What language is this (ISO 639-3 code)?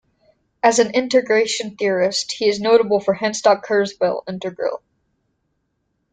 eng